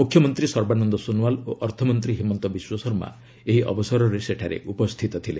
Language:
Odia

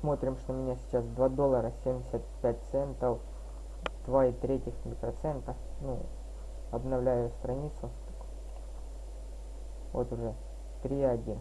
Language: Russian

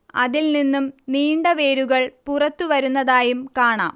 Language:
Malayalam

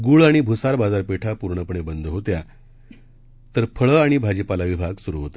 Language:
Marathi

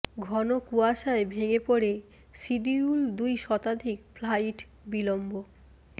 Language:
Bangla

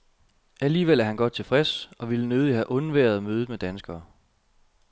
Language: Danish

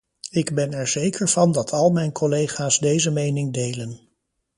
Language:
Dutch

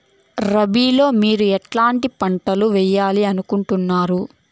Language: Telugu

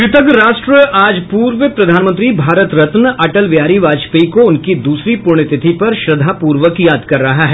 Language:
Hindi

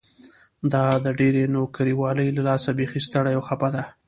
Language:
Pashto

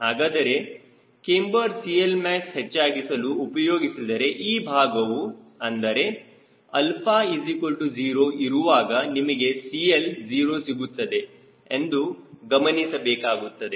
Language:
Kannada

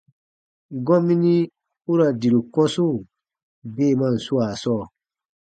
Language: Baatonum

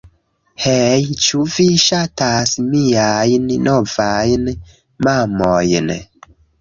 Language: Esperanto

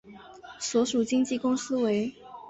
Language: Chinese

